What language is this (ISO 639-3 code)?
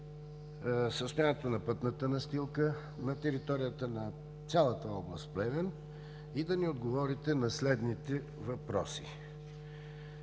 bul